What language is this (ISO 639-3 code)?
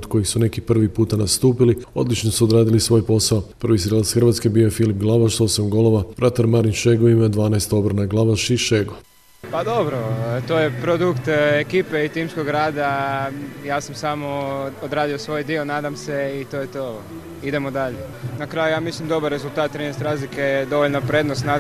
hrv